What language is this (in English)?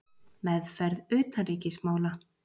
Icelandic